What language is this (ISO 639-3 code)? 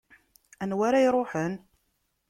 kab